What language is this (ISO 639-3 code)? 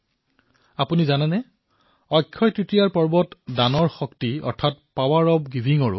asm